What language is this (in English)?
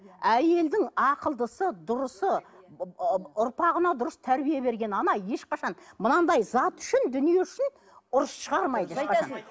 Kazakh